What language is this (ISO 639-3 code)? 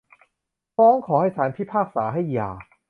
tha